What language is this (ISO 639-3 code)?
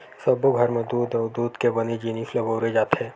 hne